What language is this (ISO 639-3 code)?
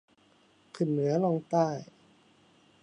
tha